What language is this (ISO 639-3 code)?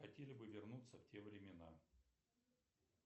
rus